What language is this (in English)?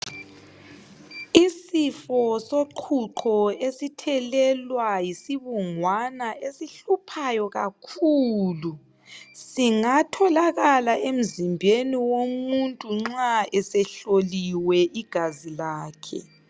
North Ndebele